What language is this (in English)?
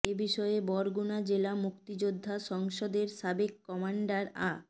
Bangla